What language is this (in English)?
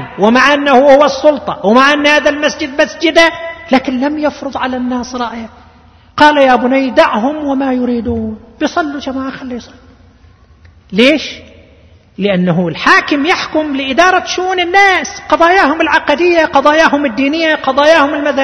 Arabic